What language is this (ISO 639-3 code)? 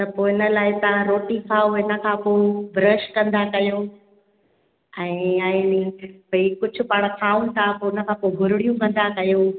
snd